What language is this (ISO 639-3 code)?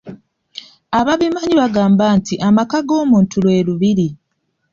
lug